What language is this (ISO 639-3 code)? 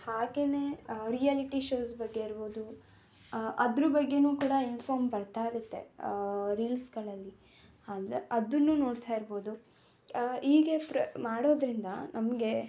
kan